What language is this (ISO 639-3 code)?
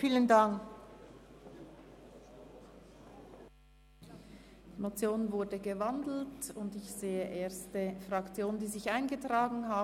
gsw